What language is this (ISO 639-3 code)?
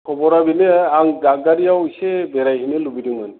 brx